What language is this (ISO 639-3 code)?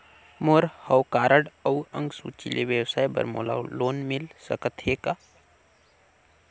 hne